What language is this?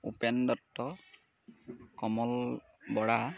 Assamese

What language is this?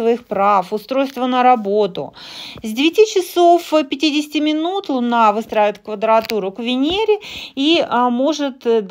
Russian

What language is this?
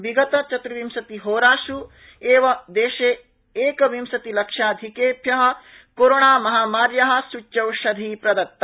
Sanskrit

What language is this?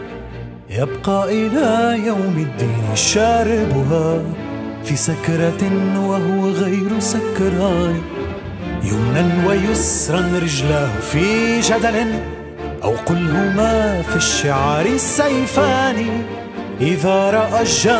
Arabic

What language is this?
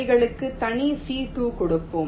Tamil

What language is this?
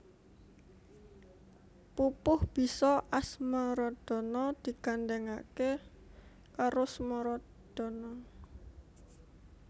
Javanese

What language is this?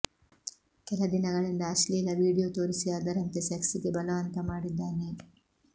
Kannada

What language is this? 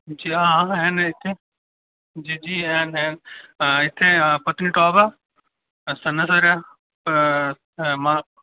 Dogri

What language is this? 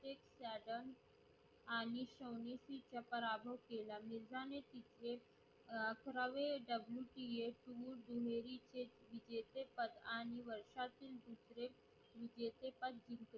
Marathi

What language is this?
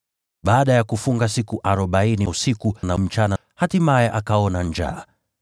Swahili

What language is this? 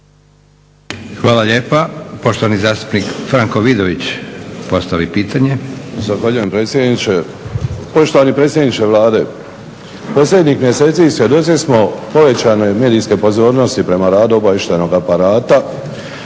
Croatian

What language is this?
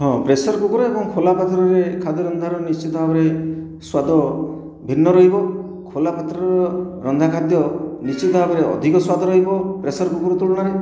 Odia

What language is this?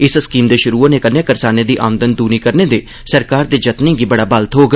Dogri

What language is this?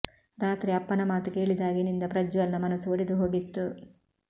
Kannada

